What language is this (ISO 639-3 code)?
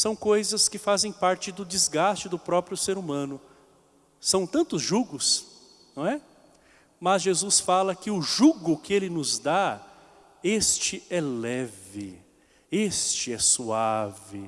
por